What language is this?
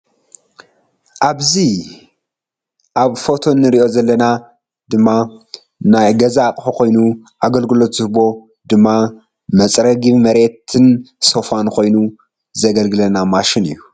Tigrinya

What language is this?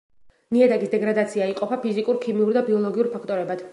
Georgian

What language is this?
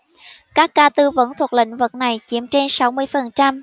Vietnamese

